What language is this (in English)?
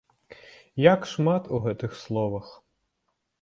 Belarusian